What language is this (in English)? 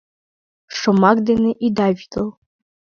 Mari